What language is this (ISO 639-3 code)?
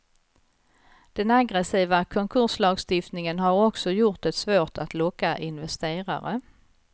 swe